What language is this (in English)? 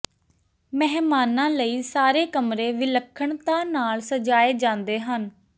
Punjabi